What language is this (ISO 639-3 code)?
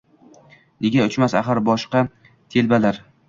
uzb